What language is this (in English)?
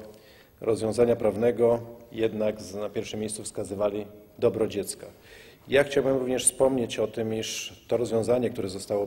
Polish